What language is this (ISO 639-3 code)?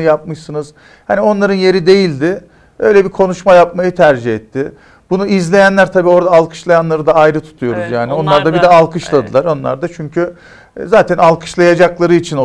tur